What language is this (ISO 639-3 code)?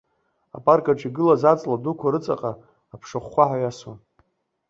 abk